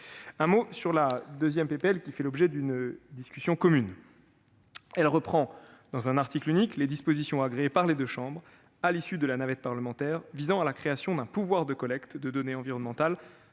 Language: French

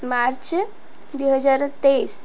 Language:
Odia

